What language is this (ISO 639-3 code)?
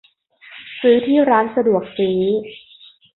tha